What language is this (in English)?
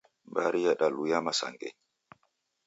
Taita